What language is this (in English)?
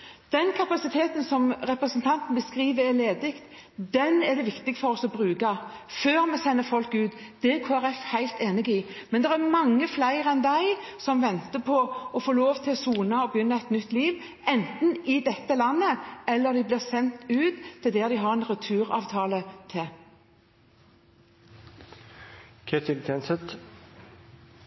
Norwegian Bokmål